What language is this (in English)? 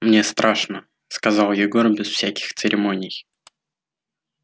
Russian